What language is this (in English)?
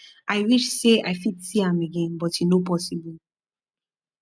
Nigerian Pidgin